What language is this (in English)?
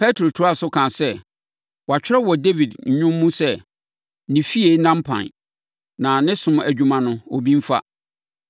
Akan